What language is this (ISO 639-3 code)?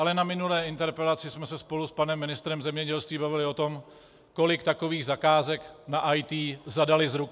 ces